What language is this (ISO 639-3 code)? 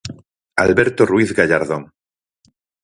glg